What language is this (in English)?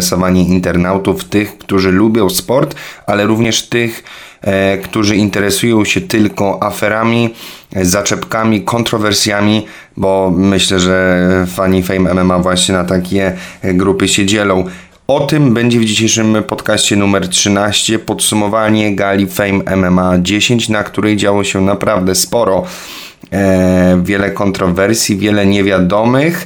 Polish